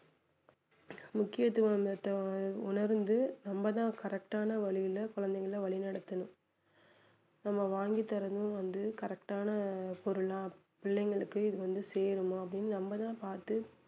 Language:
Tamil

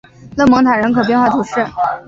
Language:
Chinese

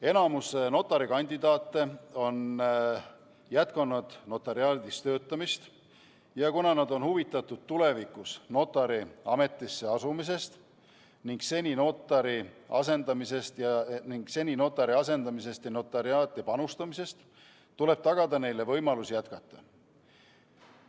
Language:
Estonian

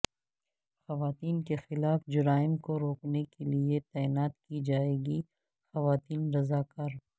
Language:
Urdu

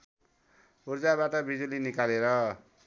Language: Nepali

